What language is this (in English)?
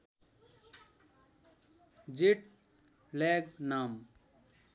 Nepali